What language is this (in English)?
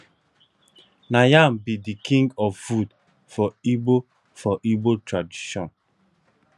Nigerian Pidgin